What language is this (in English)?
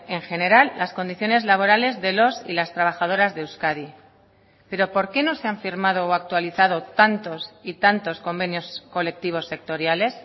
Spanish